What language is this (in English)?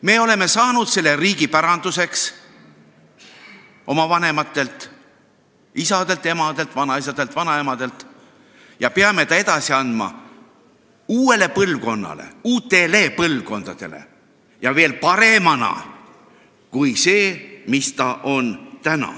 Estonian